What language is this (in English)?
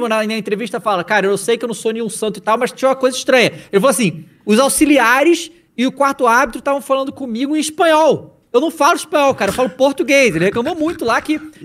Portuguese